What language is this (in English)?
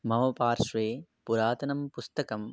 Sanskrit